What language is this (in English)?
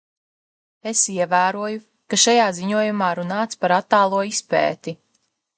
Latvian